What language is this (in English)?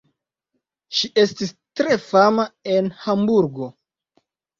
Esperanto